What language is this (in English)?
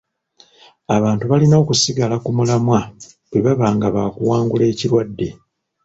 Ganda